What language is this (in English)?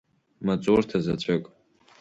Abkhazian